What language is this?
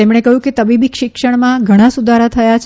Gujarati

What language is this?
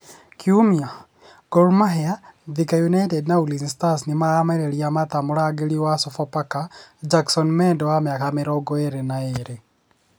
Kikuyu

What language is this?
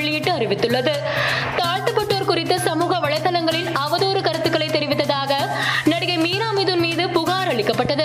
Tamil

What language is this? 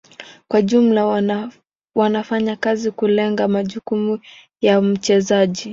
Swahili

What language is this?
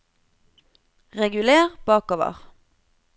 Norwegian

